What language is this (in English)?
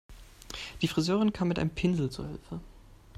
German